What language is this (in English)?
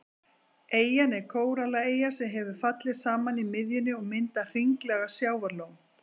Icelandic